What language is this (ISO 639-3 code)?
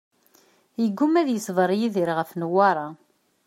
kab